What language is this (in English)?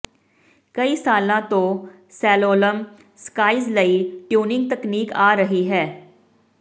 Punjabi